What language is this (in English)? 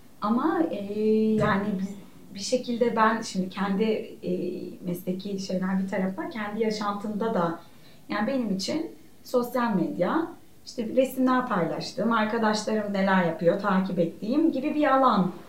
Turkish